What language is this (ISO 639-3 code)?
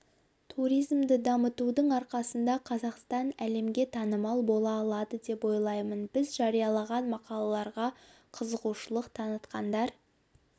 kaz